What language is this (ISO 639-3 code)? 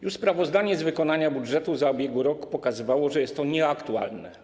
pol